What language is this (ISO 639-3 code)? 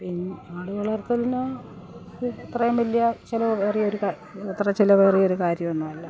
mal